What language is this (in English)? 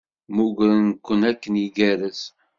Kabyle